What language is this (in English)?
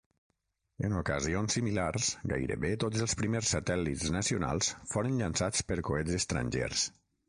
Catalan